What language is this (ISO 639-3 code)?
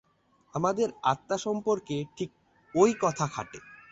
ben